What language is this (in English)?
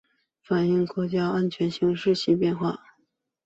Chinese